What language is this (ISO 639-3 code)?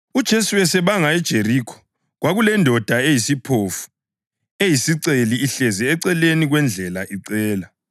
nde